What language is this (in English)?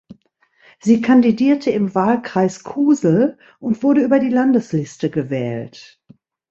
German